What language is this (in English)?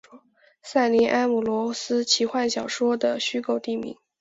Chinese